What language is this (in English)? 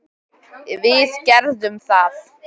Icelandic